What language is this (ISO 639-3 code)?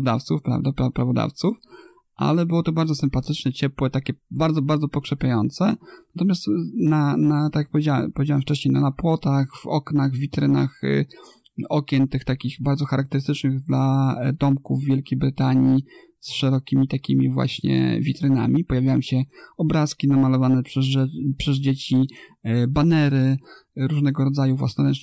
pol